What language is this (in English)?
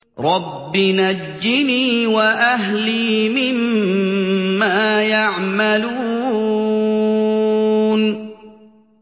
Arabic